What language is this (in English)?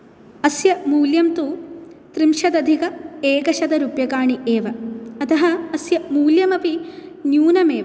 Sanskrit